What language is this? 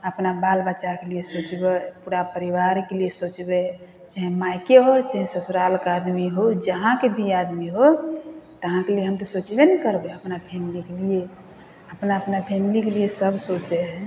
Maithili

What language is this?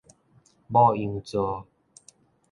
Min Nan Chinese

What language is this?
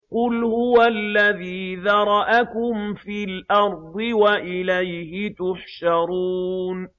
Arabic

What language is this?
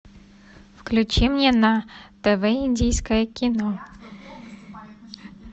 Russian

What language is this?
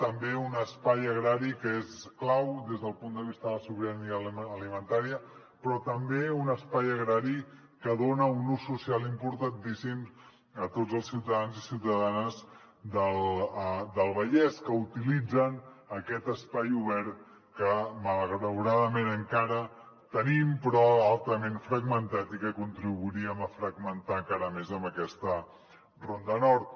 Catalan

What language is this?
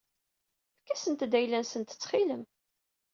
Kabyle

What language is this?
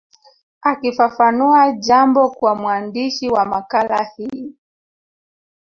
Swahili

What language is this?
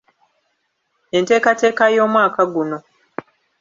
Ganda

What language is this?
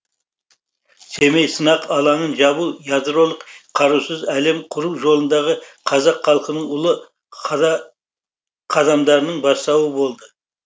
Kazakh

